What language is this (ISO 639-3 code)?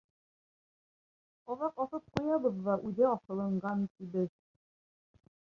bak